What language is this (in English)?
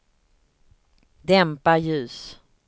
Swedish